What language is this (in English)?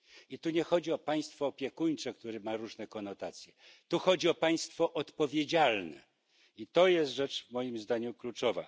Polish